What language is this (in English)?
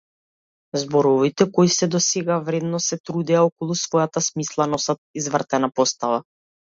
Macedonian